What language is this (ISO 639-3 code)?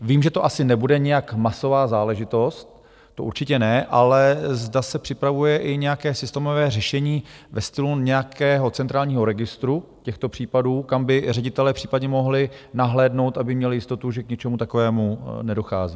ces